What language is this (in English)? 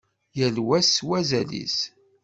Kabyle